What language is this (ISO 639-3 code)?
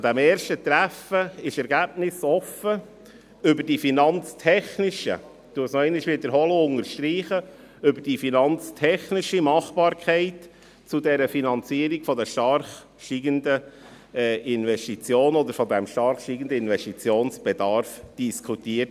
gsw